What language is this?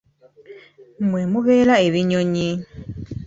Ganda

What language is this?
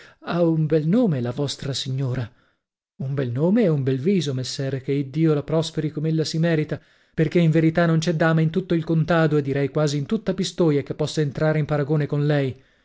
Italian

